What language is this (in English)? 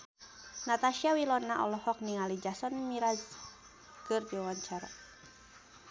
Sundanese